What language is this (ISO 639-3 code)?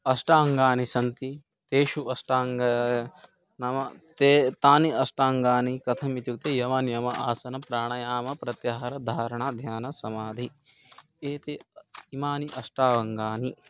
san